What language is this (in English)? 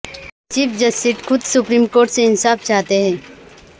Urdu